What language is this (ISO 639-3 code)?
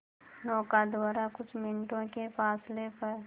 hin